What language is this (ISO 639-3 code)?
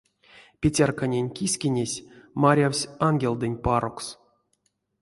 myv